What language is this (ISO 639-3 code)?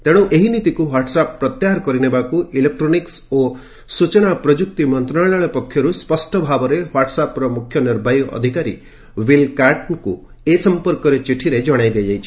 ori